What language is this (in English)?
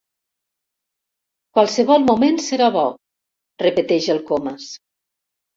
Catalan